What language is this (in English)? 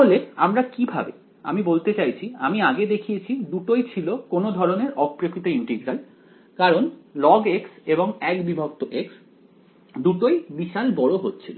Bangla